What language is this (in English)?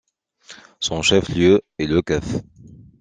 French